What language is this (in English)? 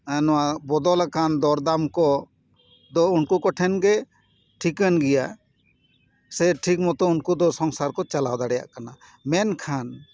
Santali